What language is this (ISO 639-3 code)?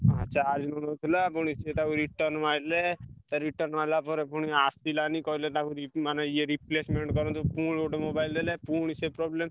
ori